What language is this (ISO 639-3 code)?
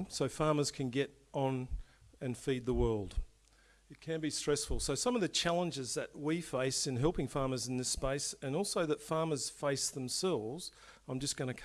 eng